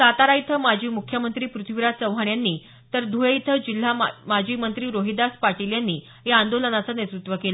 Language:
Marathi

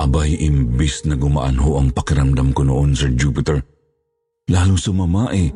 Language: Filipino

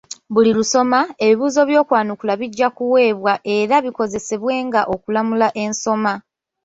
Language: Ganda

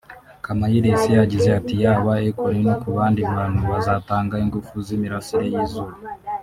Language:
Kinyarwanda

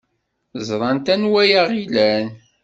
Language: Kabyle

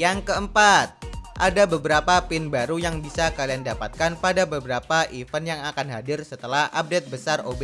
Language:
Indonesian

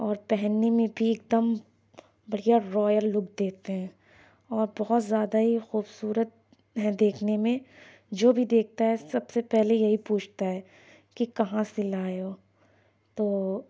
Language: Urdu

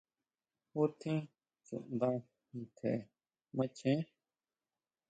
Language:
Huautla Mazatec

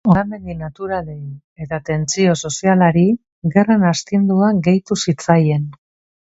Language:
Basque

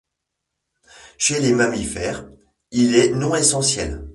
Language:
French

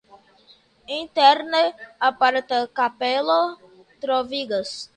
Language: Esperanto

